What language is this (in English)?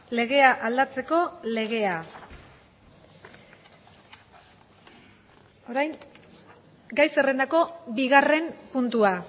Basque